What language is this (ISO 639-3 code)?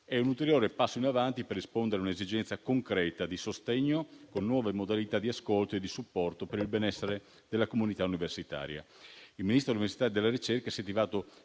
ita